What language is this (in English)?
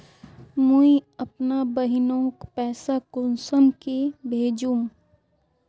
Magahi